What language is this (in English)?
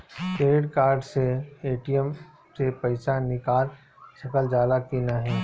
Bhojpuri